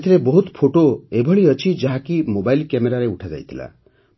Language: Odia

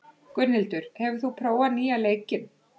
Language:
Icelandic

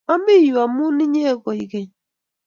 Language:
Kalenjin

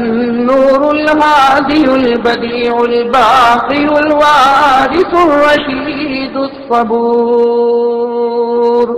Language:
Arabic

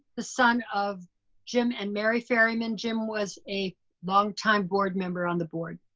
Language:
English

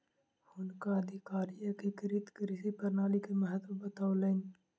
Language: Maithili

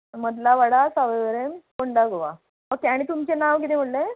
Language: Konkani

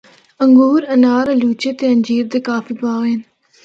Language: Northern Hindko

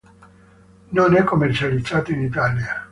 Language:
Italian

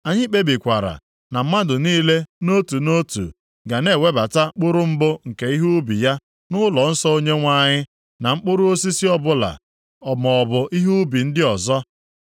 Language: Igbo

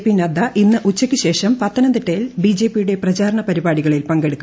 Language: Malayalam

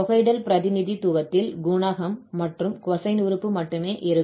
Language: Tamil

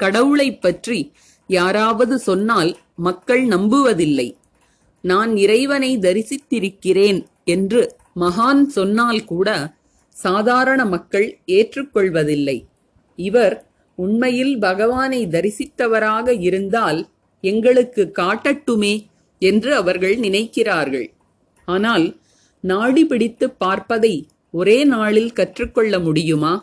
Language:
Tamil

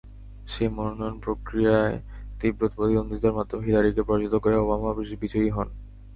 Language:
Bangla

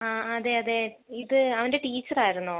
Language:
Malayalam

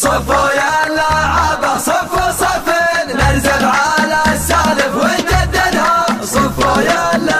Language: Arabic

